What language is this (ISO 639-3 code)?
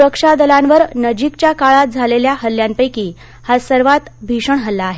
mar